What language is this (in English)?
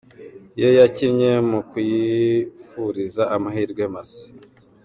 Kinyarwanda